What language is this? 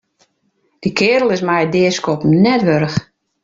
Western Frisian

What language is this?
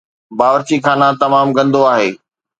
Sindhi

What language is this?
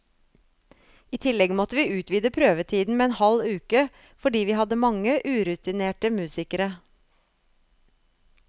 Norwegian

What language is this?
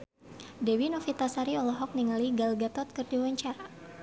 Sundanese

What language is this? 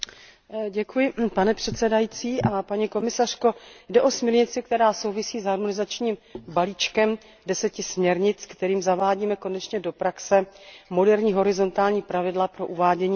Czech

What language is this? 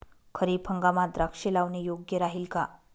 Marathi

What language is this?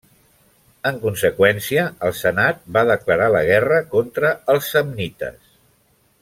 Catalan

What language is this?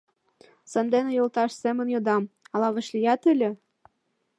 Mari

